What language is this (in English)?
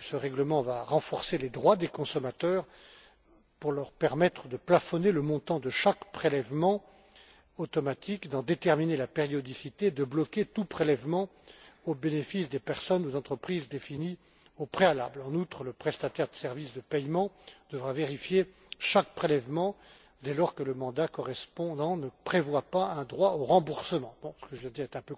French